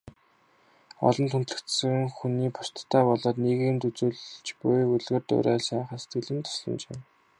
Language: Mongolian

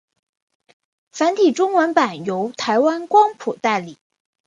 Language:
Chinese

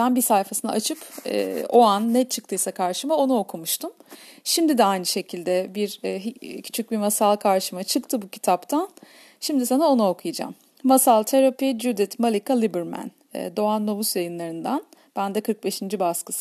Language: Turkish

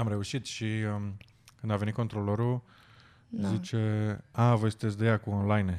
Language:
Romanian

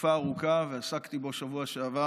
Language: Hebrew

